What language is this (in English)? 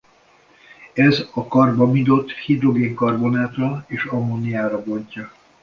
Hungarian